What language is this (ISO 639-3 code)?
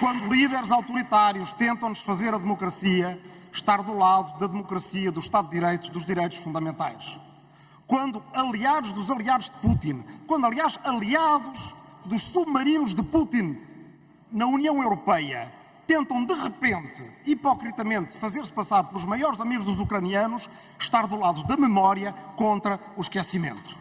por